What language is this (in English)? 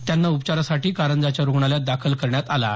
Marathi